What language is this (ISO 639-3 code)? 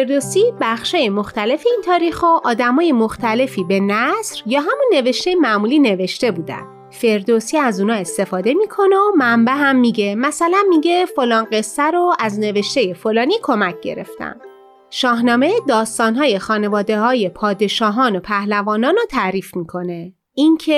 fas